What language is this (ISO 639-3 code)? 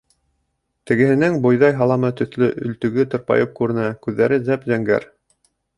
bak